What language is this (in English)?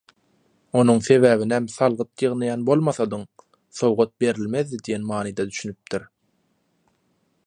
Turkmen